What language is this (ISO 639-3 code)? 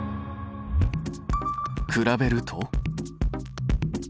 jpn